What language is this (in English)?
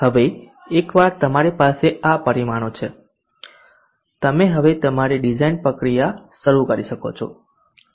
Gujarati